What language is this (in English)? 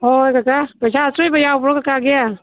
Manipuri